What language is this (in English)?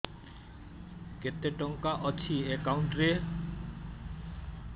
Odia